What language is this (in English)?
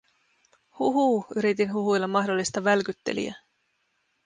Finnish